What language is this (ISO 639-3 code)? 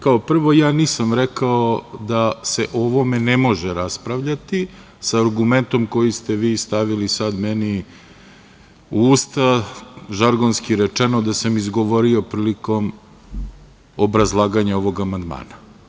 srp